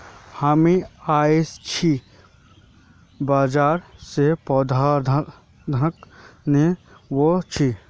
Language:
Magahi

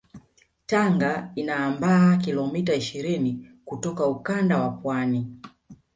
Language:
Swahili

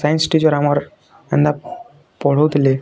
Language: Odia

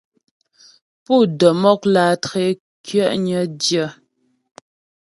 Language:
Ghomala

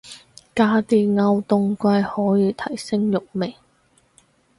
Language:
Cantonese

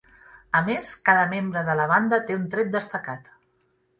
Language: Catalan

